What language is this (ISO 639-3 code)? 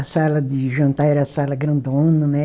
por